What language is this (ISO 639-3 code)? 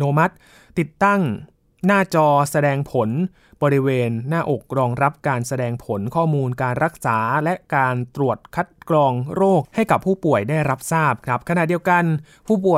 tha